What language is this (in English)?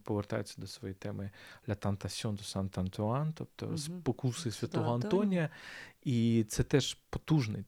Ukrainian